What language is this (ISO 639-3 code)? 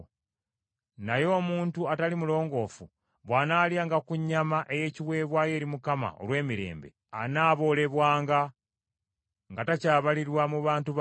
lug